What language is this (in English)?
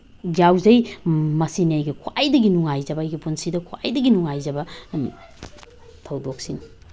Manipuri